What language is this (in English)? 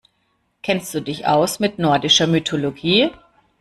German